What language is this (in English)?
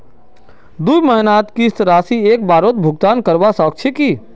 Magahi